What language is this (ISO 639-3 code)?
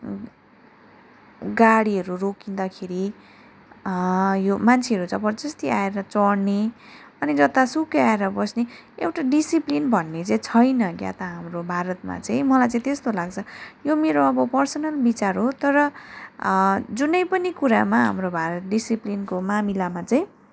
nep